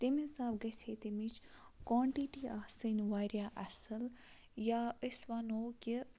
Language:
Kashmiri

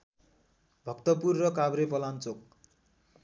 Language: Nepali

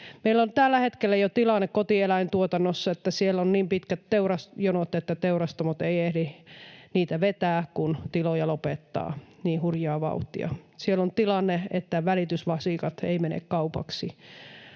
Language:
Finnish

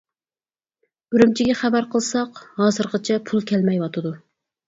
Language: Uyghur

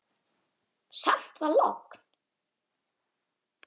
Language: Icelandic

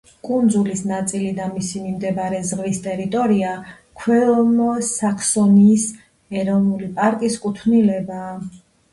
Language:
Georgian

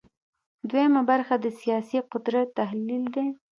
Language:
Pashto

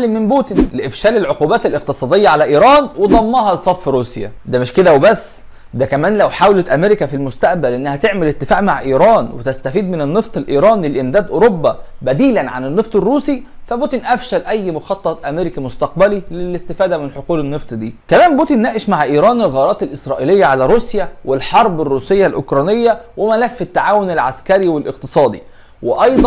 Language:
Arabic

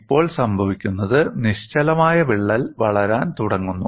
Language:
Malayalam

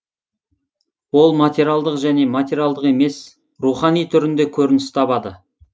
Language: Kazakh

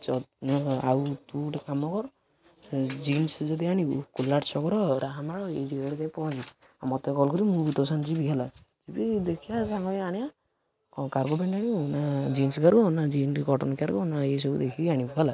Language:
Odia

